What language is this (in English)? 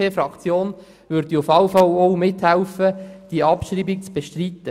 Swiss German